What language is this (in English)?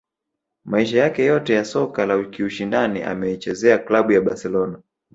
Swahili